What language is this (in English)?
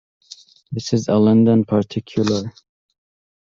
English